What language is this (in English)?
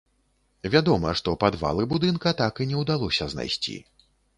Belarusian